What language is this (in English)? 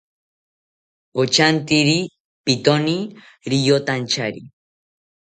South Ucayali Ashéninka